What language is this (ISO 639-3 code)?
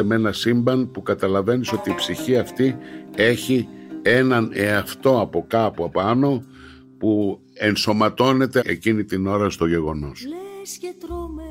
ell